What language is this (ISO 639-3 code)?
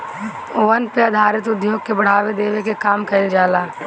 bho